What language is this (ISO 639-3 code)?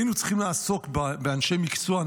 heb